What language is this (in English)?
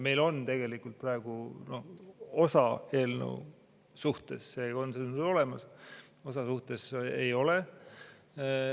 Estonian